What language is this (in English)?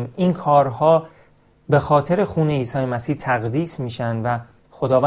Persian